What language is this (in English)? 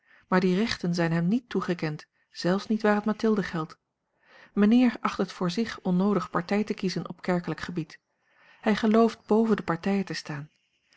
Dutch